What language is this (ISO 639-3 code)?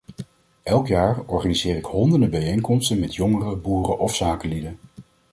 nld